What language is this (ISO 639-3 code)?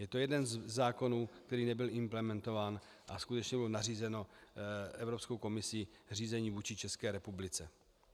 ces